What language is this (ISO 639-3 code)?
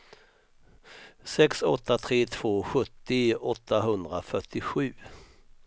swe